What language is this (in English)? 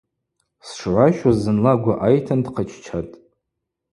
Abaza